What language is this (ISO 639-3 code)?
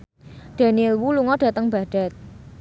jav